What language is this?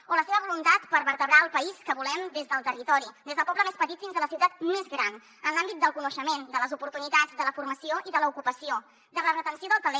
Catalan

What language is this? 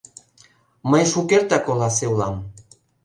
Mari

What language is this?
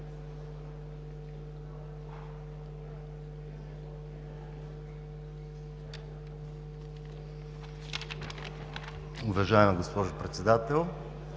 Bulgarian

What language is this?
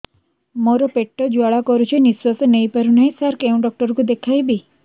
Odia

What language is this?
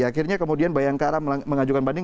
Indonesian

